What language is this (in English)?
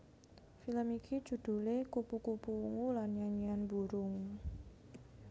Javanese